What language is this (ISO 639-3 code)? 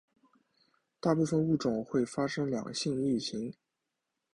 zho